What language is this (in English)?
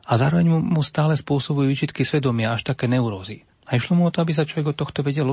Slovak